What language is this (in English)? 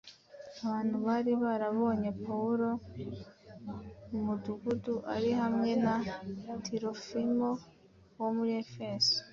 Kinyarwanda